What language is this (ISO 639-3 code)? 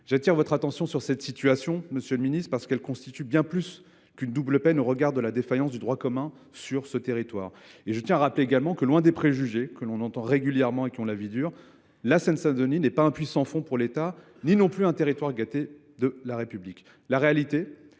fra